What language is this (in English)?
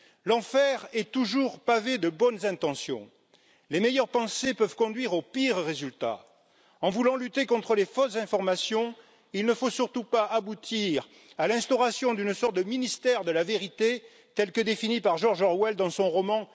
French